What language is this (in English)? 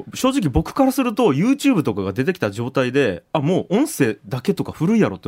Japanese